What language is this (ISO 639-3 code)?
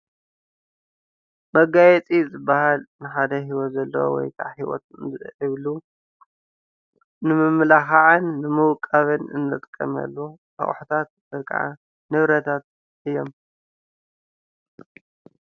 tir